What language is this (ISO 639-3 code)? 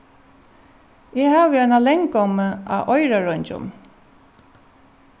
fao